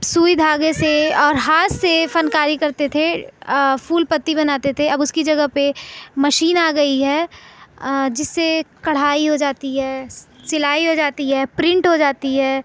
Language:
Urdu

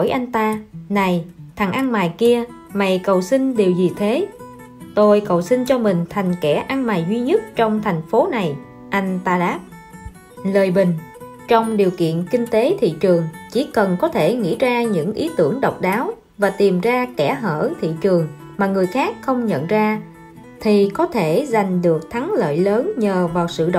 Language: Vietnamese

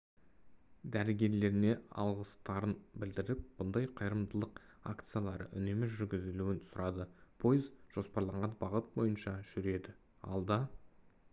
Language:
Kazakh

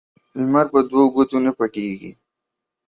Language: Pashto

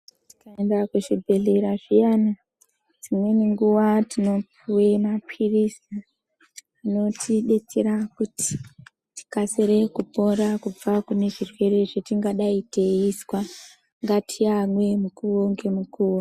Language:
Ndau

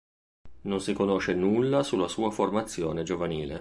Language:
Italian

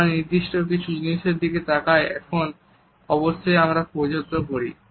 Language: Bangla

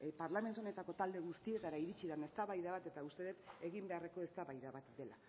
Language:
Basque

